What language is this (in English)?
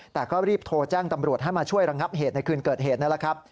Thai